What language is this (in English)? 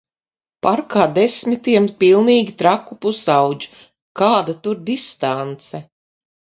Latvian